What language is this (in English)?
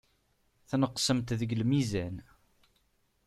Kabyle